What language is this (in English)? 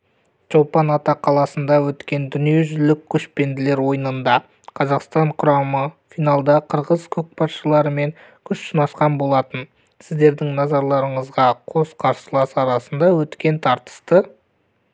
Kazakh